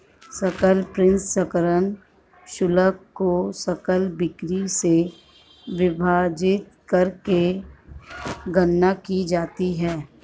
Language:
Hindi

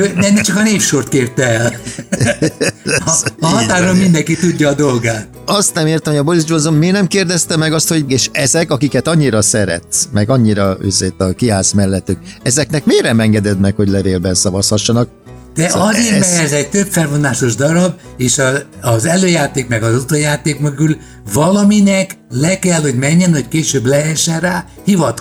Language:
Hungarian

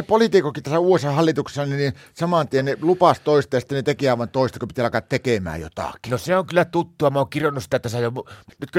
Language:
Finnish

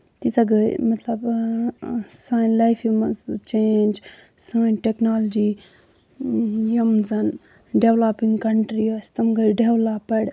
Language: Kashmiri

